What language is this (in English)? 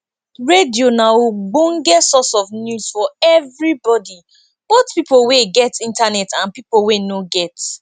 Nigerian Pidgin